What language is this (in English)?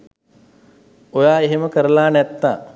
Sinhala